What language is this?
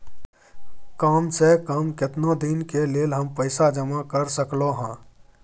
Maithili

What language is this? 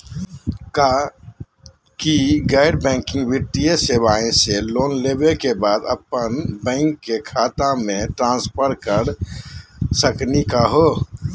Magahi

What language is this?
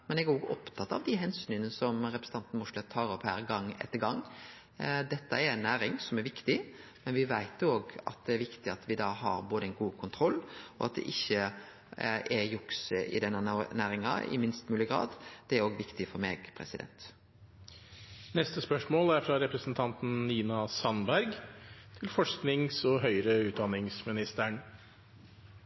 Norwegian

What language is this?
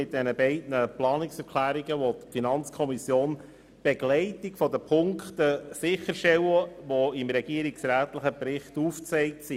Swiss German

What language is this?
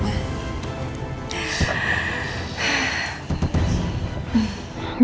Indonesian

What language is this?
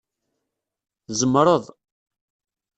Kabyle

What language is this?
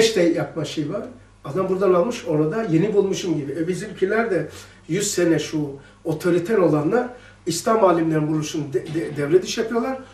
Turkish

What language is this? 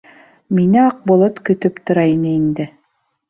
Bashkir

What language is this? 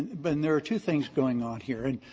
English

